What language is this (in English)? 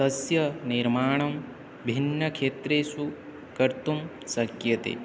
Sanskrit